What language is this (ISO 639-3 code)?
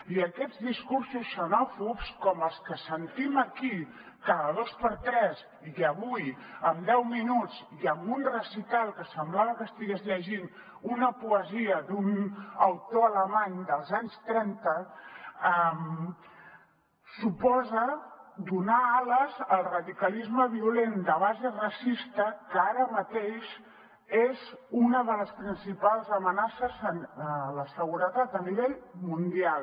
cat